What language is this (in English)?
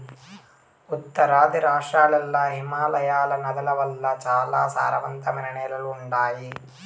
Telugu